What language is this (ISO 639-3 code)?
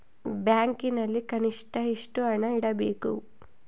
kan